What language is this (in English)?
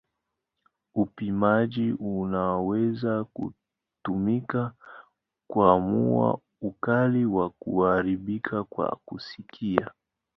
Swahili